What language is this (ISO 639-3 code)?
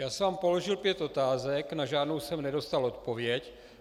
ces